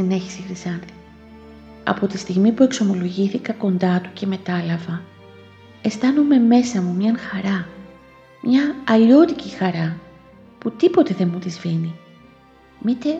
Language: Greek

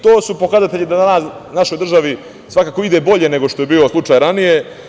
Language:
Serbian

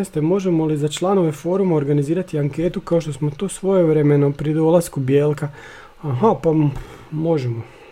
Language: Croatian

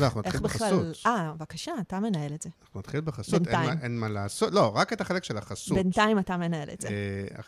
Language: Hebrew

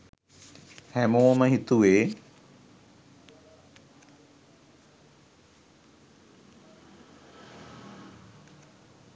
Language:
Sinhala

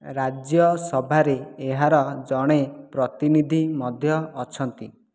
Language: Odia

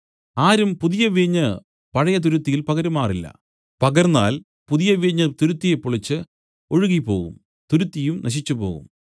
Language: Malayalam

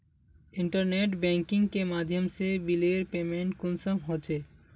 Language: Magahi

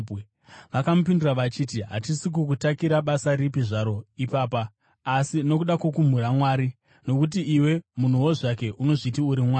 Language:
Shona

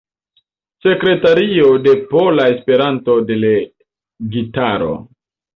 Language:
Esperanto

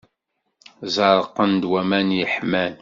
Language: Kabyle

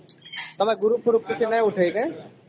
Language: Odia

